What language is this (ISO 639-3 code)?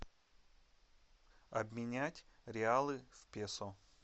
rus